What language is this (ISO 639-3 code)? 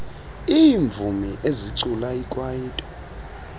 xho